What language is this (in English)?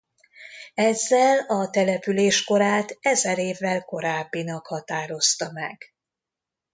Hungarian